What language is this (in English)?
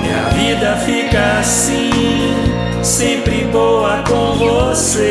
Portuguese